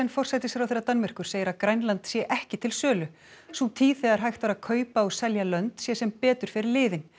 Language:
Icelandic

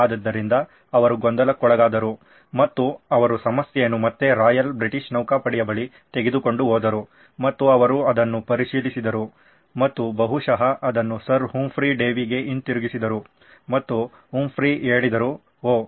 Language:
Kannada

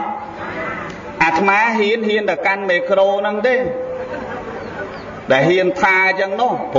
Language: Vietnamese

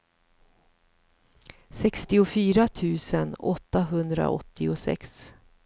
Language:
Swedish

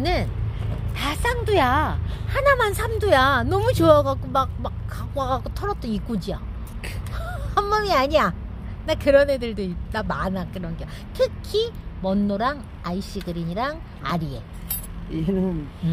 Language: Korean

